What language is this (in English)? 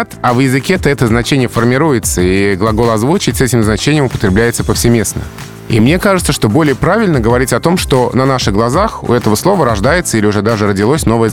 Russian